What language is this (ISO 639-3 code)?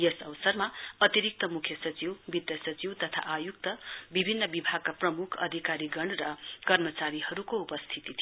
nep